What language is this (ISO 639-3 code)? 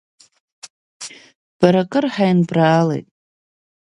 abk